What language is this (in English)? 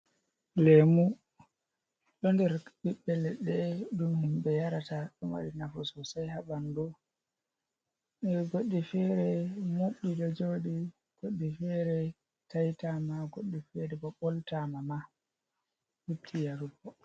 Fula